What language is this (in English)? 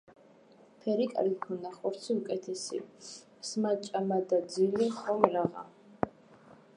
Georgian